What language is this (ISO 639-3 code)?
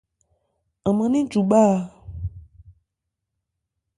ebr